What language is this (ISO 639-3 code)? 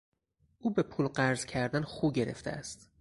fas